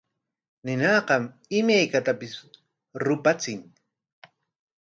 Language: Corongo Ancash Quechua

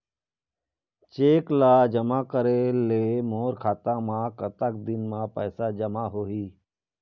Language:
Chhattisgarhi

